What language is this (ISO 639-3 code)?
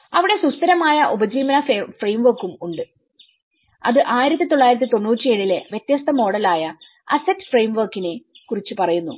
mal